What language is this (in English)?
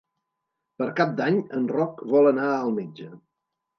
Catalan